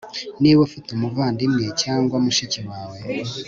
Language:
Kinyarwanda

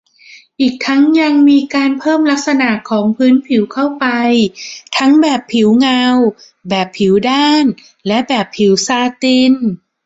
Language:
Thai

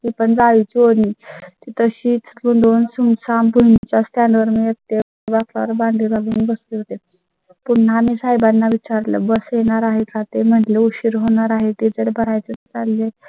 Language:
Marathi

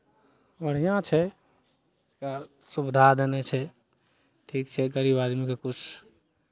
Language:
Maithili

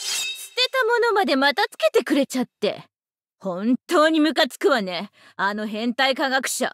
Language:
Japanese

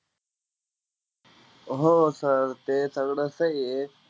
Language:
Marathi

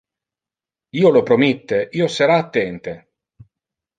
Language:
Interlingua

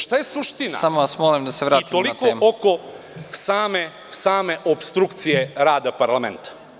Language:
Serbian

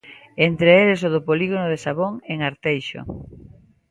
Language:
Galician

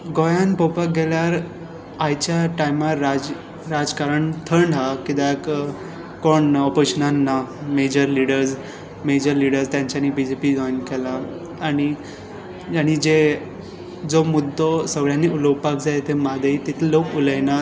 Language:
Konkani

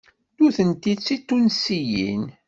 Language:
Kabyle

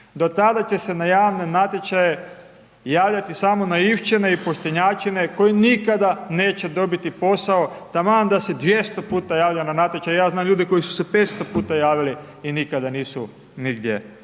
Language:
Croatian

